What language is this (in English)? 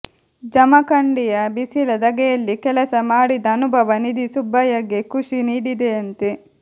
Kannada